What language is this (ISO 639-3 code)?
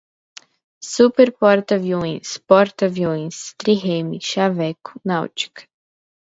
por